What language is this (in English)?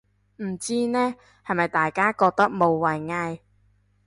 Cantonese